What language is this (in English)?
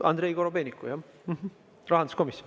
Estonian